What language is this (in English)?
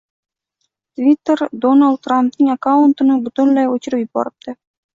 Uzbek